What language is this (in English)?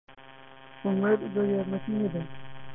Central Kurdish